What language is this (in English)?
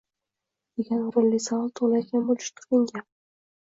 Uzbek